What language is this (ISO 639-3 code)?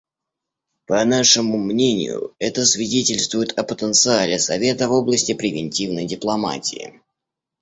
rus